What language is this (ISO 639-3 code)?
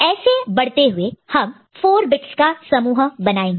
hin